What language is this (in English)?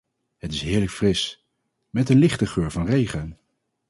Dutch